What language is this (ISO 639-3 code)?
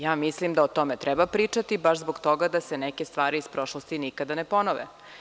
srp